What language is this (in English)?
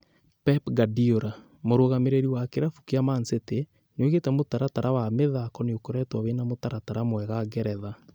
Kikuyu